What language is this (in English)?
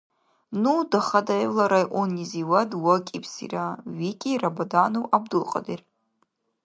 Dargwa